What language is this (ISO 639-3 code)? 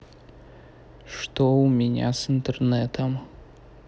rus